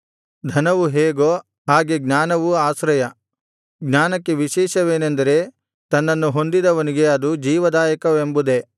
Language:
Kannada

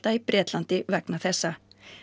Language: Icelandic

